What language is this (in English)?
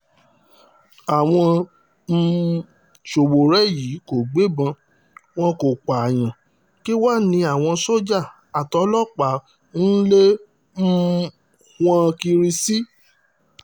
Yoruba